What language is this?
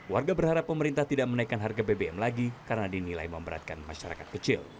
Indonesian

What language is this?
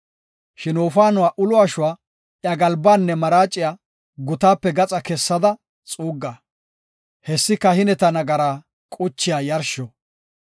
Gofa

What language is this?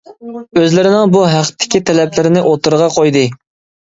Uyghur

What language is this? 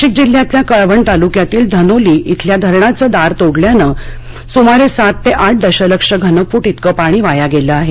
Marathi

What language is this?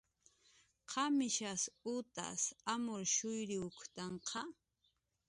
Jaqaru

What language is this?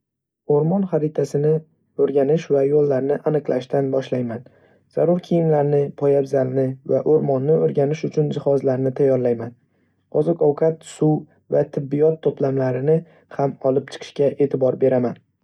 Uzbek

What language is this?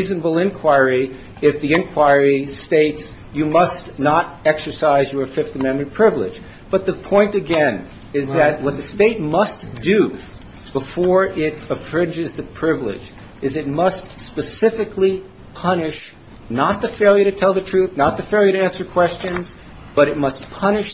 English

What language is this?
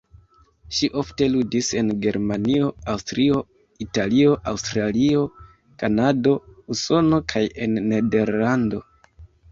Esperanto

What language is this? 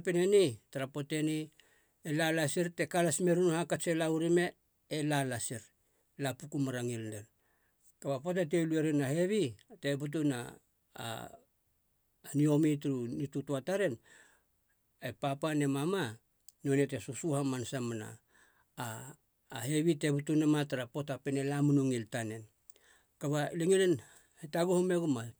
Halia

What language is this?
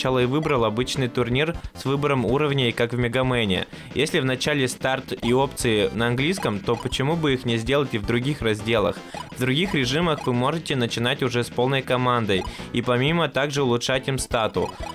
Russian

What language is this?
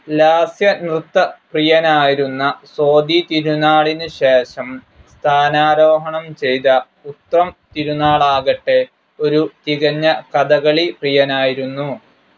Malayalam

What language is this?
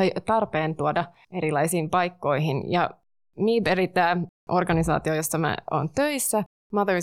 Finnish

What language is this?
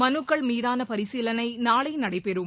Tamil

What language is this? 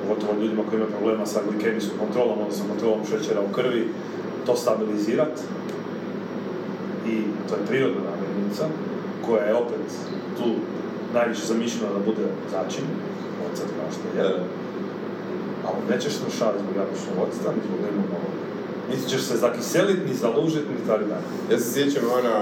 Croatian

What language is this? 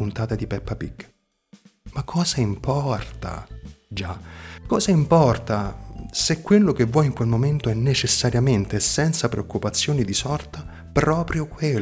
Italian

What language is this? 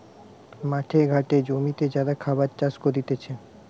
Bangla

